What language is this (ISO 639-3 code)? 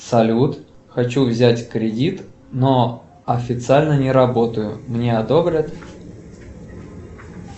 rus